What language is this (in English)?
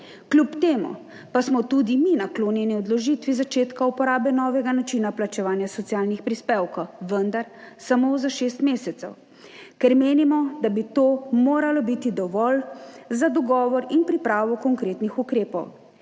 Slovenian